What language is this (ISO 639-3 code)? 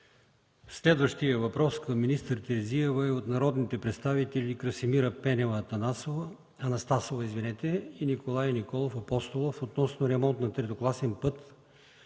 bul